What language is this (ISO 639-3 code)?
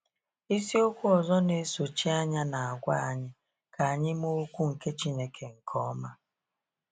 ibo